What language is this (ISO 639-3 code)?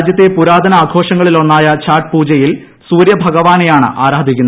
mal